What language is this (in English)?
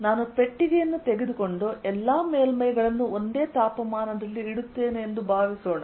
Kannada